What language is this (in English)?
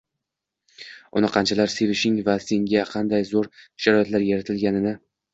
Uzbek